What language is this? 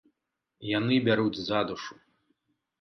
Belarusian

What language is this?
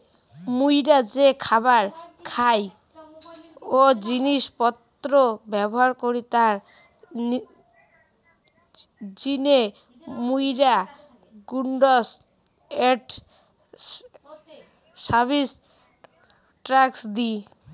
Bangla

